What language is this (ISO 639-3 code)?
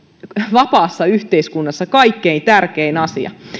fin